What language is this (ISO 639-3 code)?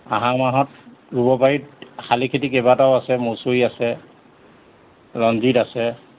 asm